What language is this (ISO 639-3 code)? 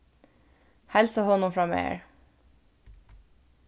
fao